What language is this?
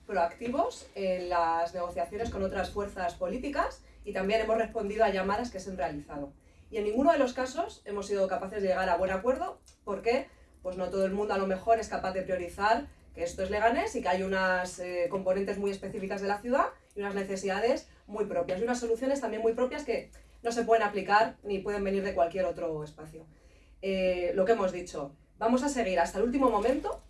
Spanish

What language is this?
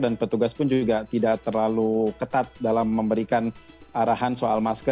Indonesian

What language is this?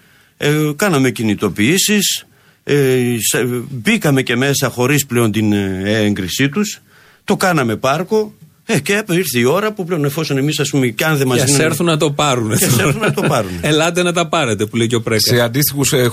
Greek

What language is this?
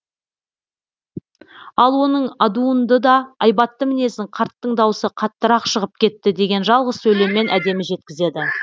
Kazakh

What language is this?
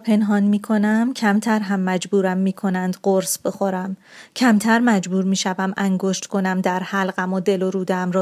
Persian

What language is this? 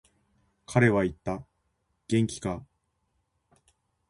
Japanese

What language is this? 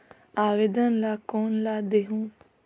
Chhattisgarhi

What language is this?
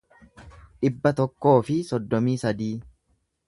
Oromo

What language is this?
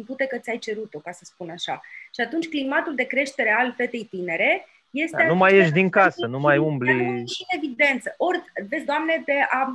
Romanian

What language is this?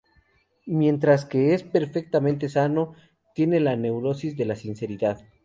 Spanish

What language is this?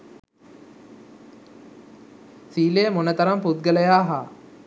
Sinhala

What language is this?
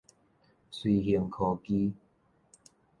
Min Nan Chinese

